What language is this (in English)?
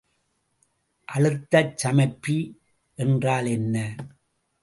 Tamil